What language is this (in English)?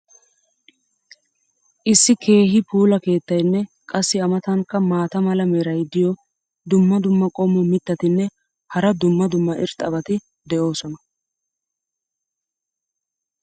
Wolaytta